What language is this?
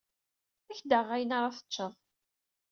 Kabyle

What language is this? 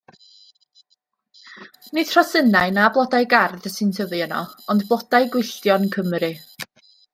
Welsh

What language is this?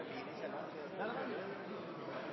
Norwegian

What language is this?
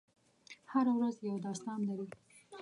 Pashto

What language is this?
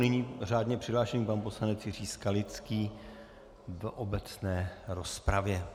Czech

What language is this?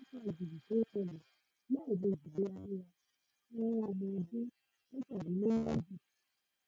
Yoruba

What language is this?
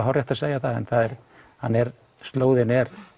Icelandic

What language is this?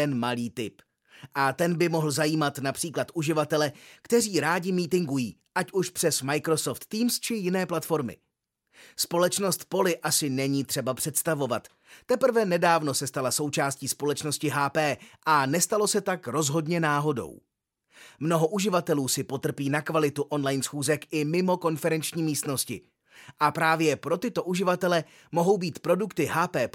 Czech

